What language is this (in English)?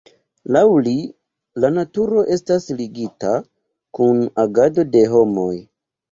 Esperanto